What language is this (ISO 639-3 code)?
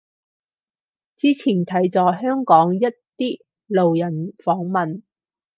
yue